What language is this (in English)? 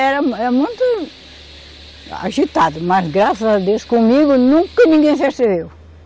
Portuguese